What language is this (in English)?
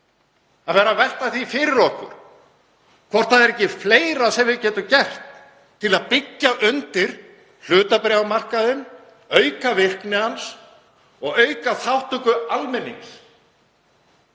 Icelandic